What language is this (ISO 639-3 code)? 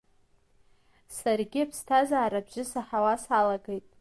abk